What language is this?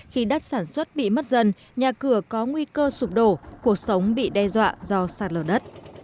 Vietnamese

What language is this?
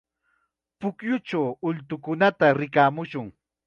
Chiquián Ancash Quechua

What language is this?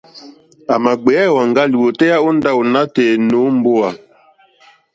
Mokpwe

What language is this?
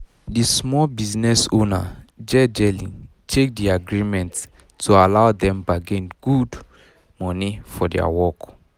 Nigerian Pidgin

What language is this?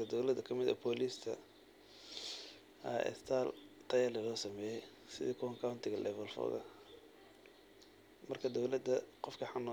Somali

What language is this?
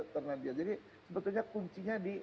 Indonesian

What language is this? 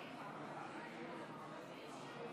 Hebrew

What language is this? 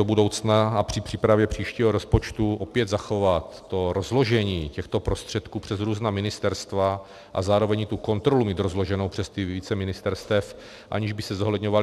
Czech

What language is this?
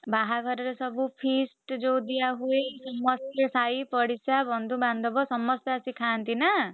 Odia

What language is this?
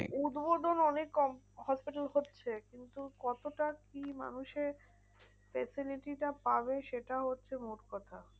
Bangla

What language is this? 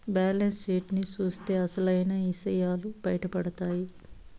Telugu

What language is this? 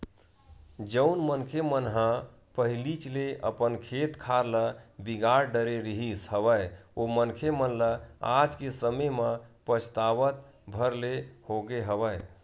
Chhattisgarhi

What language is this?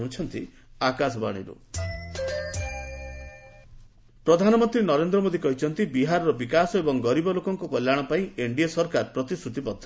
Odia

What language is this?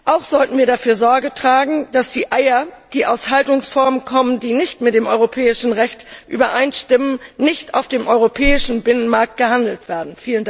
German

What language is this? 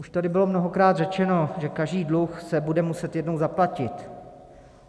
Czech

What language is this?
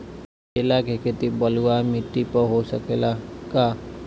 Bhojpuri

